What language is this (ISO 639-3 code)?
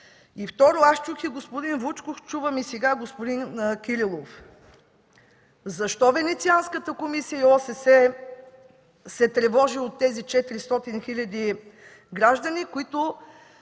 bul